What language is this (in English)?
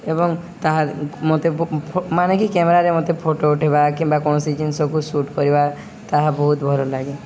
Odia